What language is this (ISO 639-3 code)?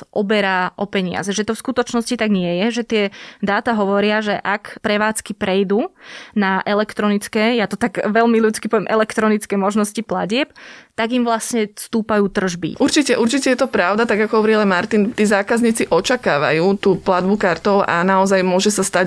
slk